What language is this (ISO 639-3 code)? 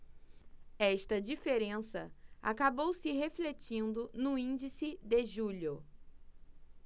por